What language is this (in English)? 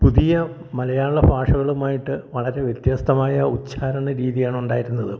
Malayalam